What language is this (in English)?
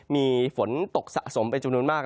Thai